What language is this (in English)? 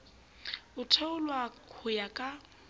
Southern Sotho